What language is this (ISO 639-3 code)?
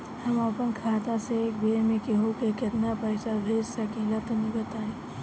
bho